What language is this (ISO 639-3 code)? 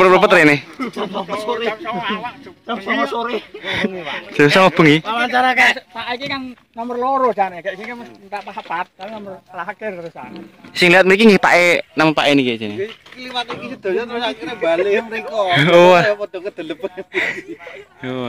ind